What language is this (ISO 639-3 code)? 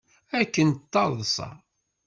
kab